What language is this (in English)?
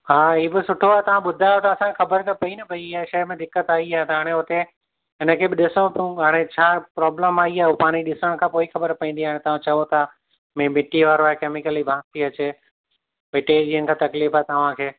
Sindhi